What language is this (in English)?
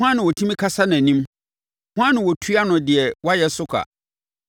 Akan